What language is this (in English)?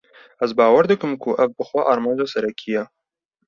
Kurdish